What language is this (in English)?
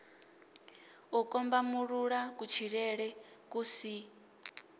Venda